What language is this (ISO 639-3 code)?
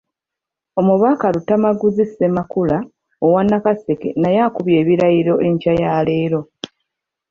lug